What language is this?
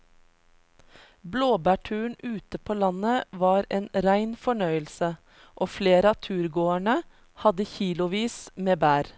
Norwegian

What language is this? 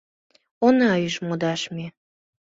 Mari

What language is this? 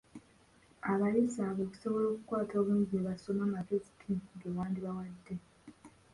Ganda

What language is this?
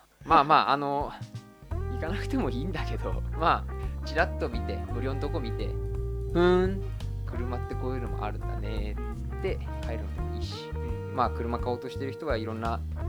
Japanese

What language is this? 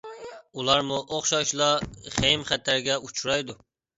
Uyghur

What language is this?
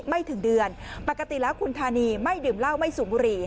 Thai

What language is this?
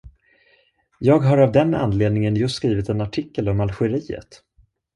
Swedish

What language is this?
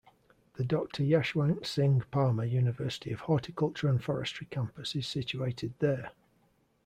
English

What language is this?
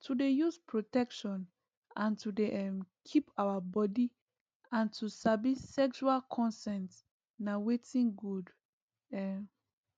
Nigerian Pidgin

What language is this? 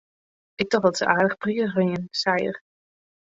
Western Frisian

